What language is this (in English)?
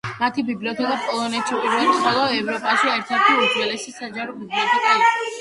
Georgian